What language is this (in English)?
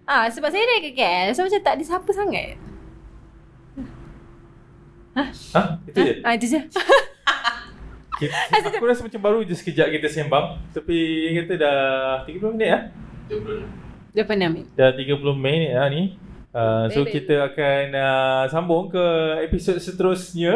Malay